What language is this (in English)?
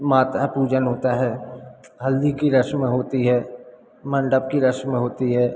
Hindi